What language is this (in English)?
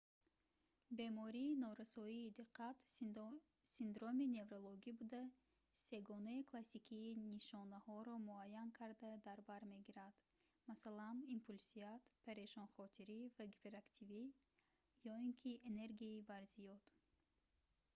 Tajik